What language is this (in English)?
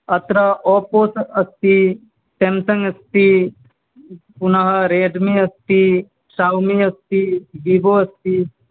Sanskrit